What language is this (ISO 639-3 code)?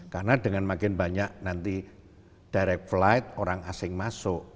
ind